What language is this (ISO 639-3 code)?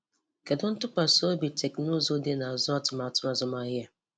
ibo